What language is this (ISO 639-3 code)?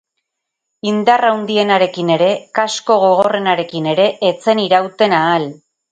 eus